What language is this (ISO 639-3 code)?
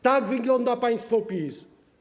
pol